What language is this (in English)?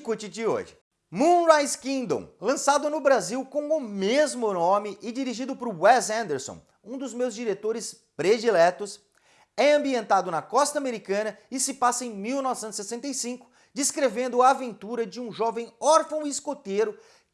Portuguese